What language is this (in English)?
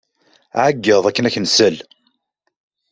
Kabyle